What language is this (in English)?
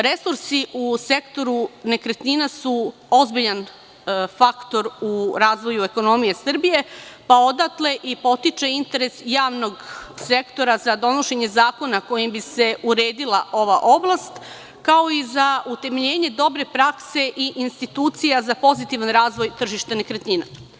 Serbian